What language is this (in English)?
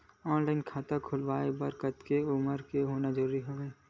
Chhattisgarhi